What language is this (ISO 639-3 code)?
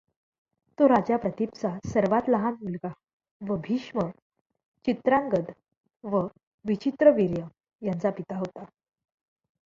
mar